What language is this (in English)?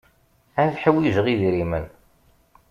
Kabyle